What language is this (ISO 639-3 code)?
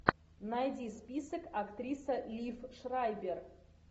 rus